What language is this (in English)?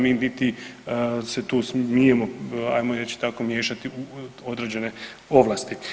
Croatian